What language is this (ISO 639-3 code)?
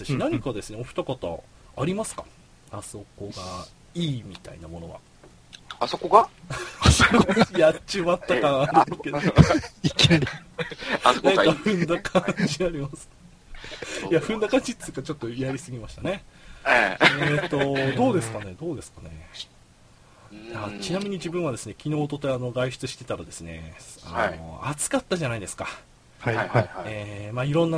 jpn